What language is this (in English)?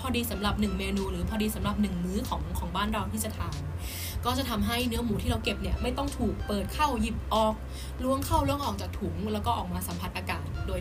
Thai